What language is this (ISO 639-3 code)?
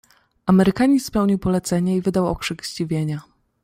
pol